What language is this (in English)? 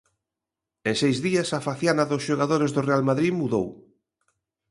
Galician